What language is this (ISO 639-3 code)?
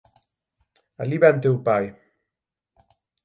glg